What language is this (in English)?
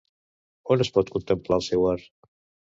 Catalan